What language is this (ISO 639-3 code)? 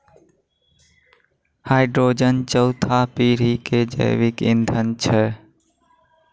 mai